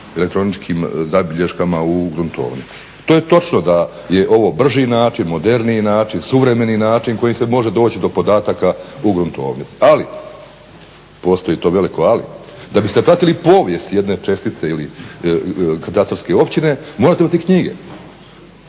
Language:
Croatian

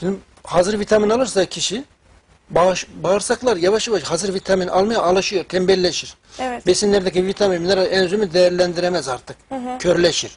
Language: Turkish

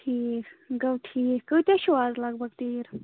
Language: Kashmiri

